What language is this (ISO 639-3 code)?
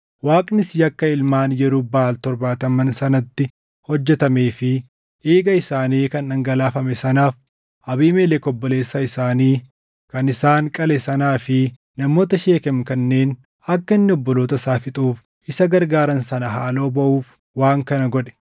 orm